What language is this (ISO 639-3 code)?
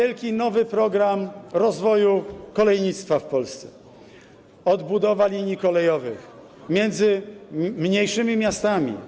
pol